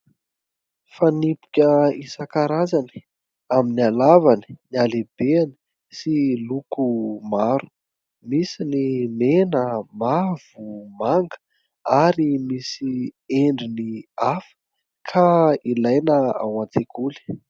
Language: Malagasy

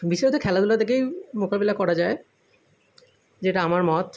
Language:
Bangla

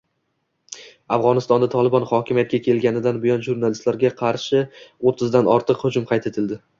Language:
Uzbek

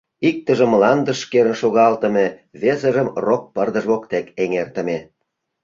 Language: Mari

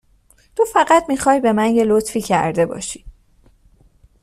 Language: Persian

